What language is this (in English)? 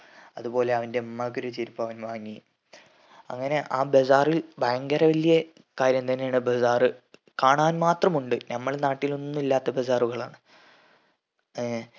Malayalam